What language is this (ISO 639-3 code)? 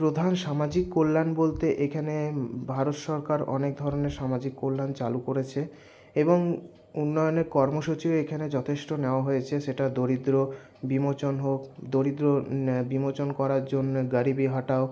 ben